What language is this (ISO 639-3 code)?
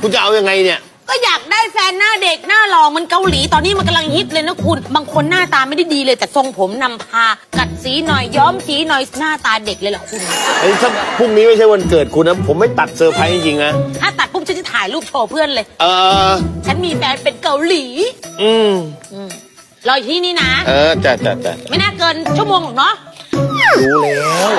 tha